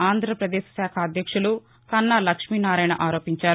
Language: Telugu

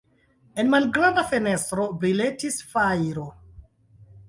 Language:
Esperanto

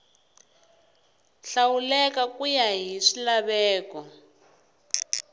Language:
Tsonga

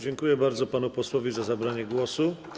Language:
Polish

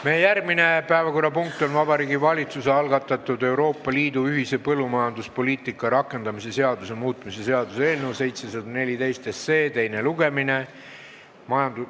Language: Estonian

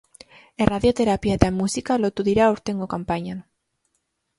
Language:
Basque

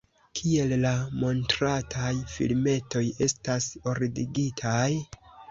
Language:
Esperanto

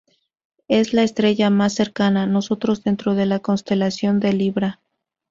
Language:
Spanish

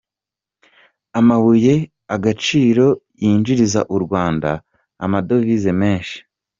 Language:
Kinyarwanda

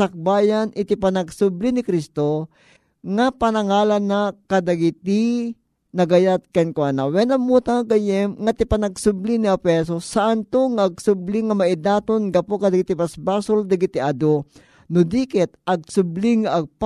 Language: Filipino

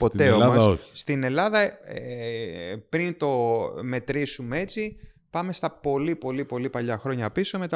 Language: Greek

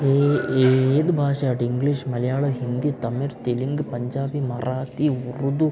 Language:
Malayalam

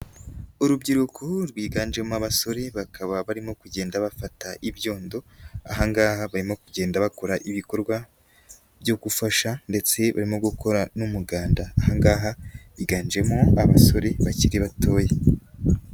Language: Kinyarwanda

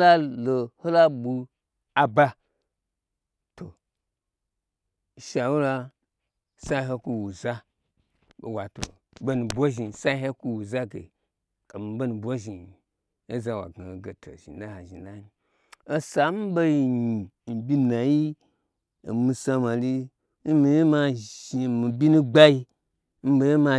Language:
Gbagyi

